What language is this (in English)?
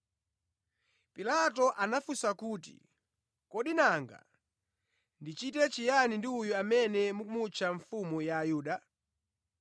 Nyanja